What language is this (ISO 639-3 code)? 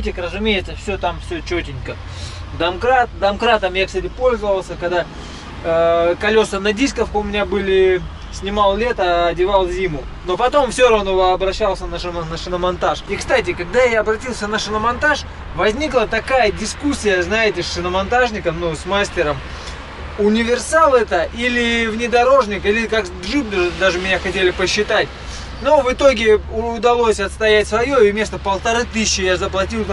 rus